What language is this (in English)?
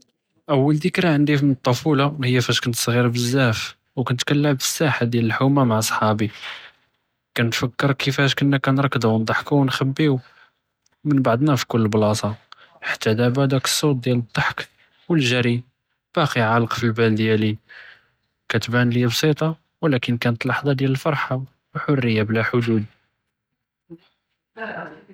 Judeo-Arabic